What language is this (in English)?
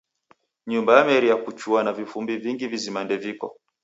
Taita